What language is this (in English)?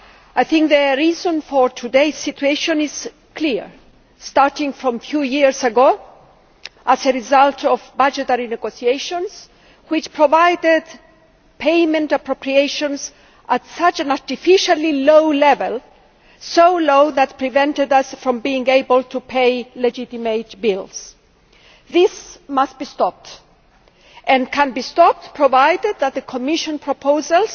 English